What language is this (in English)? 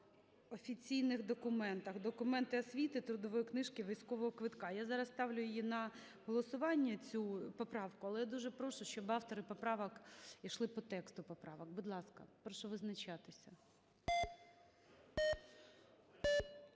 Ukrainian